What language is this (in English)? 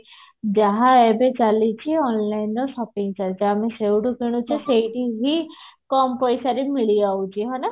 Odia